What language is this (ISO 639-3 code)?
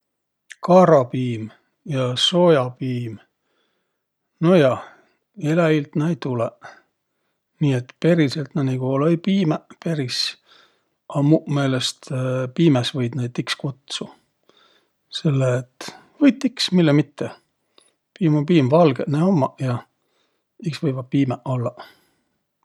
vro